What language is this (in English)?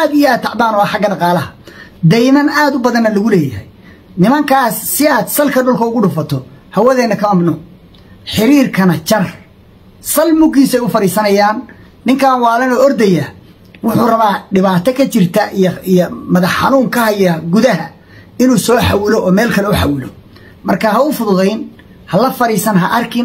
Arabic